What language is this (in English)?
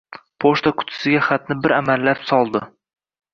Uzbek